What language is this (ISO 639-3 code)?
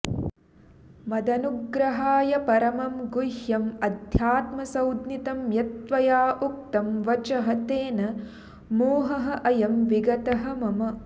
san